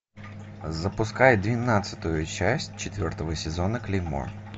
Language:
Russian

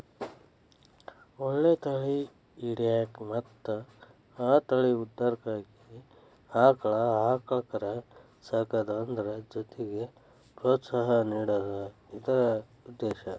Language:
Kannada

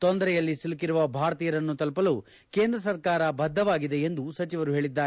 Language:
Kannada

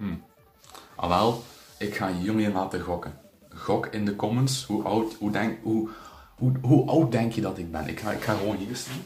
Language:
Dutch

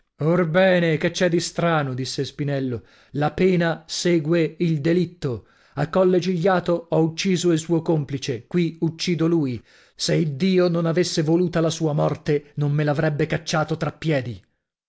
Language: Italian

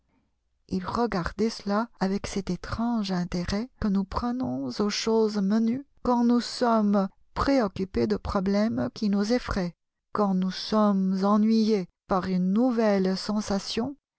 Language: French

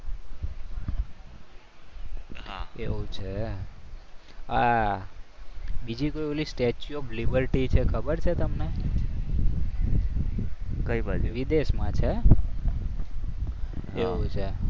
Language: Gujarati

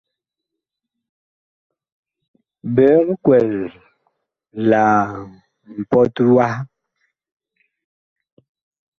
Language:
Bakoko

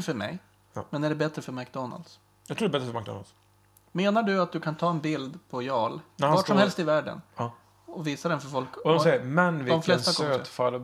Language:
Swedish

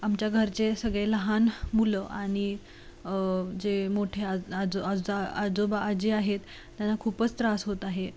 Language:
Marathi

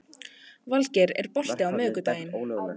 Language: Icelandic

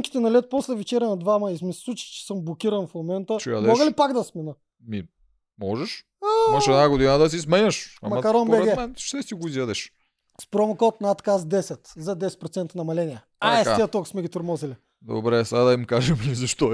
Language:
Bulgarian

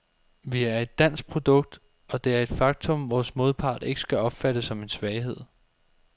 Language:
Danish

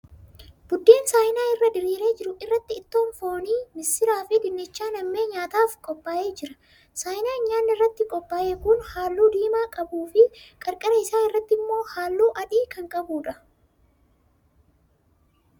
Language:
Oromo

